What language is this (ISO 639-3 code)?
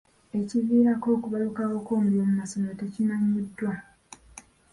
lug